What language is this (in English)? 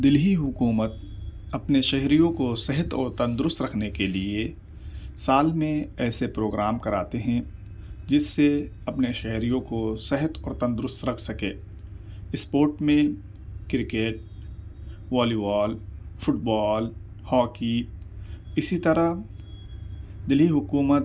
Urdu